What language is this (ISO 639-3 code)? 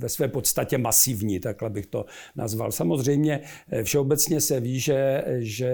ces